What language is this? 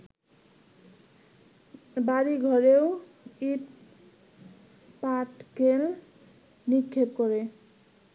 Bangla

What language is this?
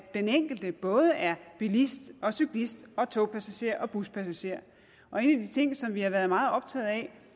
Danish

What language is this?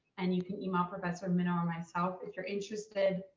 English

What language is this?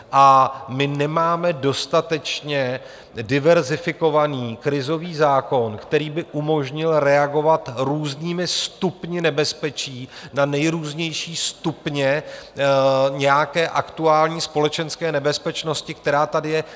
Czech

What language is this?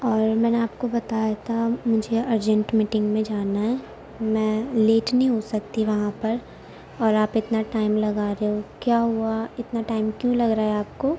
Urdu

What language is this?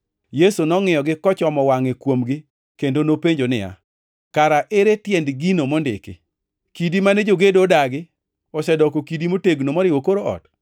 Luo (Kenya and Tanzania)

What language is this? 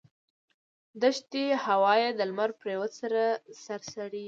Pashto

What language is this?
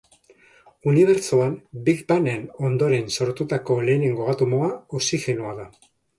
Basque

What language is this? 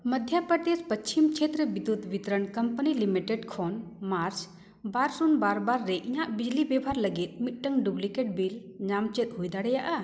Santali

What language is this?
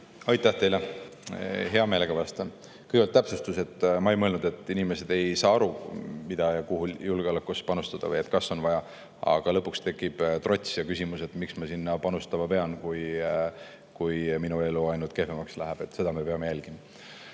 Estonian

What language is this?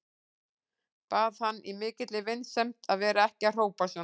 Icelandic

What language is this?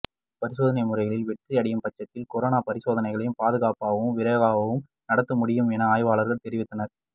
Tamil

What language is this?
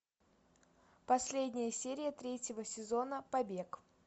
Russian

